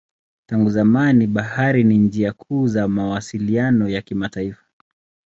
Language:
Swahili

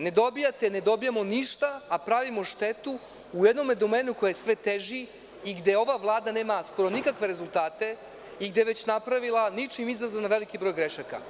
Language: Serbian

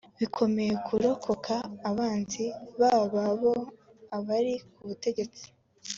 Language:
Kinyarwanda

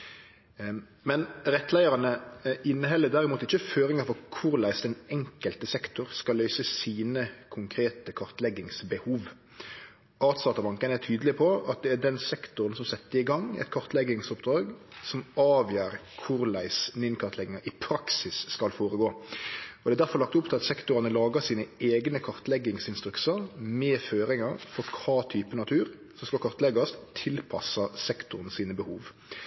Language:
Norwegian Nynorsk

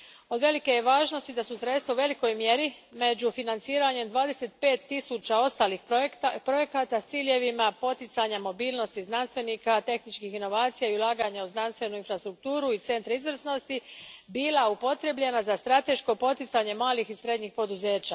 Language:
Croatian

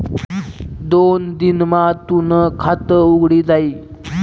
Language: Marathi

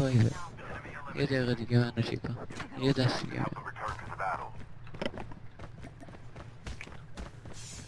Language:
Persian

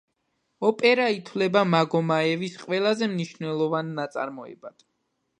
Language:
Georgian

